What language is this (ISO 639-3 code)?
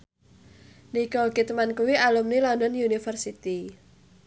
jav